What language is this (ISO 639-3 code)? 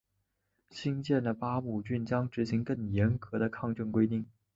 zho